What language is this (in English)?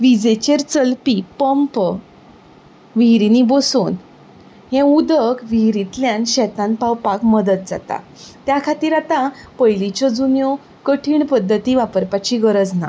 Konkani